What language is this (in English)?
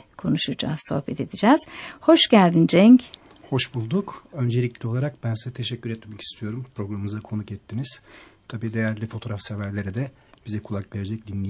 Turkish